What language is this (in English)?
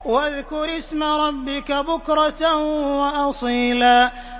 Arabic